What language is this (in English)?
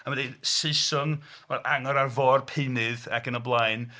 Welsh